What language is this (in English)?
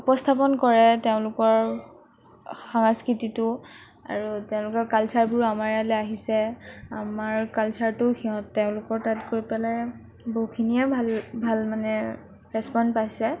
Assamese